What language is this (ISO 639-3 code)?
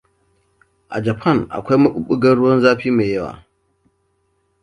hau